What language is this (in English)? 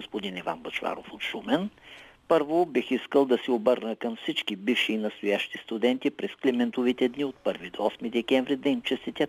Bulgarian